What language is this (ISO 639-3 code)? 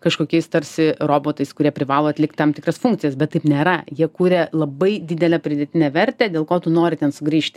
lit